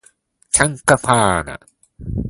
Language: Japanese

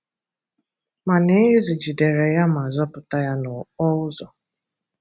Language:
Igbo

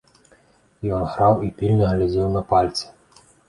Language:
Belarusian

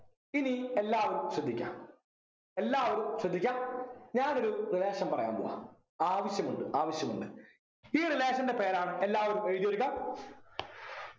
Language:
Malayalam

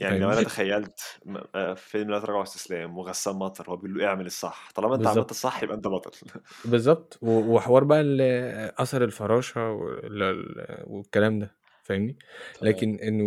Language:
Arabic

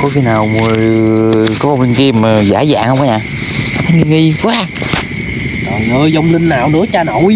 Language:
Vietnamese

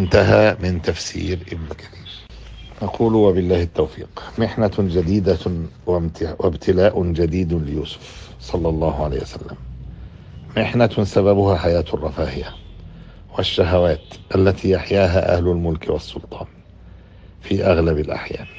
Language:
Arabic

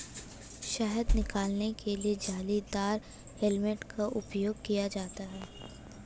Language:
Hindi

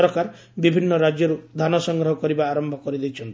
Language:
Odia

